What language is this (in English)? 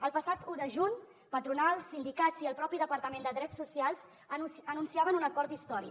Catalan